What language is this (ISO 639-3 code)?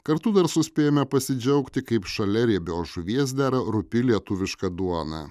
lit